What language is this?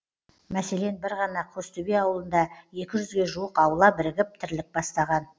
Kazakh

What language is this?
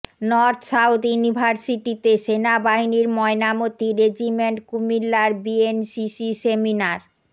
Bangla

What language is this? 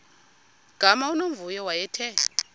Xhosa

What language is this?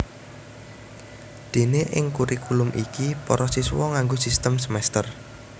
Javanese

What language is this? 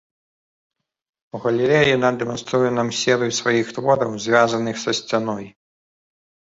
Belarusian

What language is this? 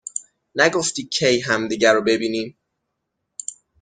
Persian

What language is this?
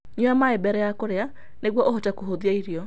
Kikuyu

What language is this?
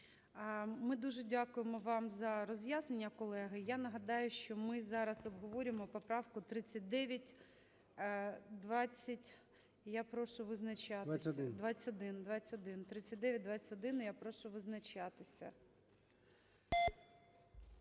Ukrainian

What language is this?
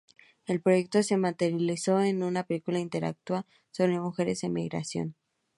Spanish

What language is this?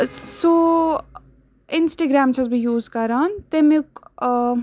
Kashmiri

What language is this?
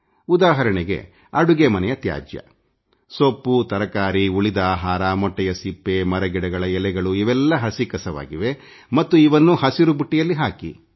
Kannada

